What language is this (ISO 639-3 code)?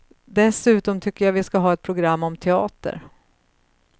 swe